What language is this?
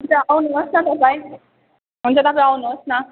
Nepali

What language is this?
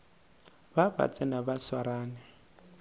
Northern Sotho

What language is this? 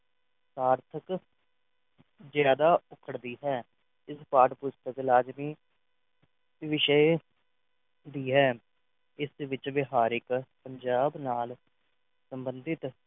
Punjabi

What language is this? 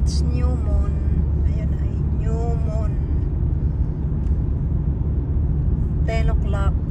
Filipino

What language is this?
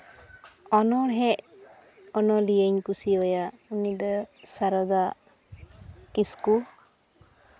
Santali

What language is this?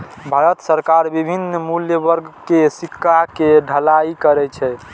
Maithili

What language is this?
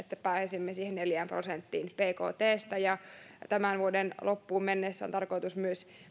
Finnish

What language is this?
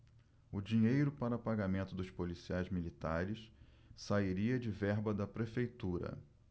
Portuguese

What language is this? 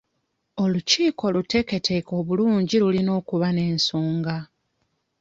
Ganda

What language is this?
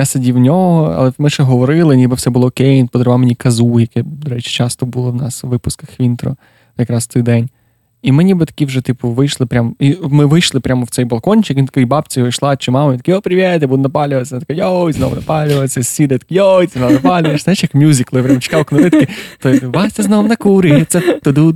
Ukrainian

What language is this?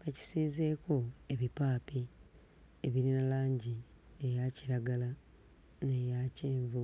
Ganda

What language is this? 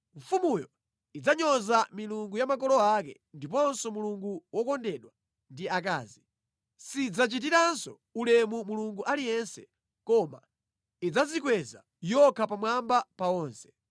Nyanja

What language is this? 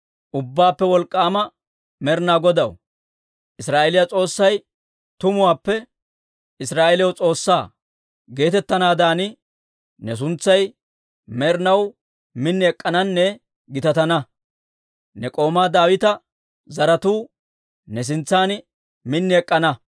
Dawro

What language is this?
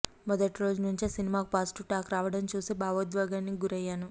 Telugu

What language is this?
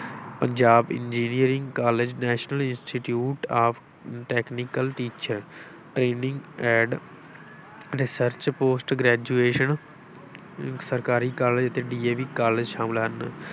Punjabi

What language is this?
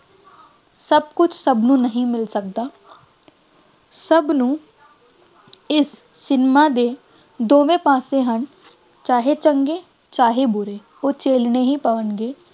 Punjabi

